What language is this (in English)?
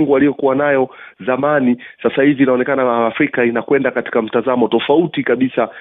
Swahili